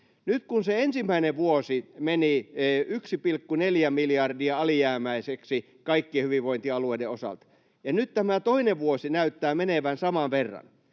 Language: Finnish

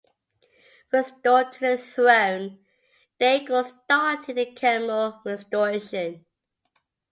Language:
English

